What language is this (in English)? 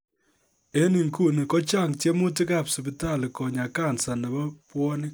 Kalenjin